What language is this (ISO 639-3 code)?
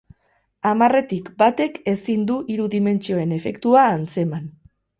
eus